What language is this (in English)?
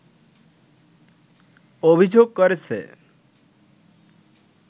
Bangla